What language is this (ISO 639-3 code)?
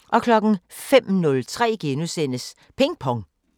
dan